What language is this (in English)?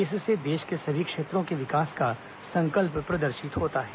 Hindi